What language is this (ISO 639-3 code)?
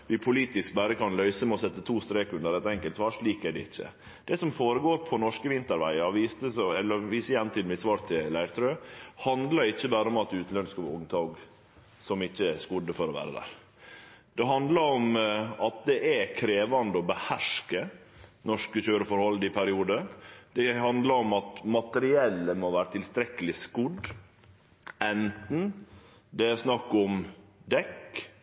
nno